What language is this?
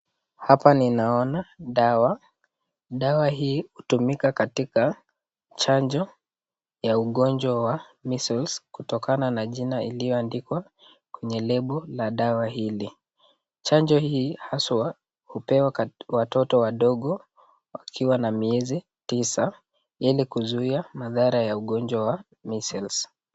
Swahili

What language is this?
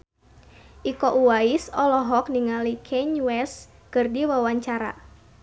Sundanese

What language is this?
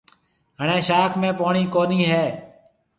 Marwari (Pakistan)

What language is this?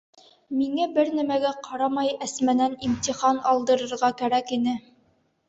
Bashkir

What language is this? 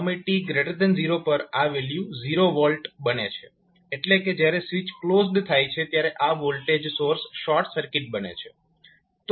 Gujarati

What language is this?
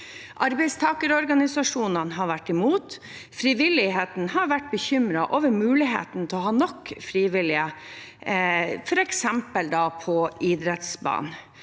Norwegian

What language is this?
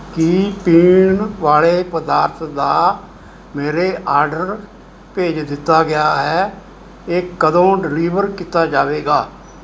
Punjabi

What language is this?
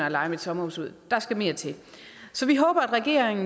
Danish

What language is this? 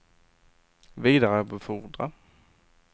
Swedish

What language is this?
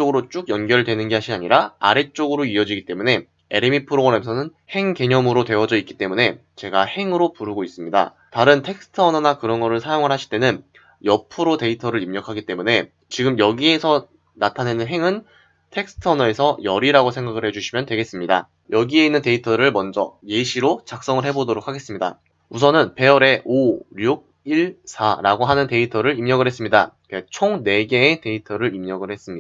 Korean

